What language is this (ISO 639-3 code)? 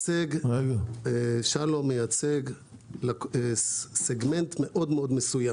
heb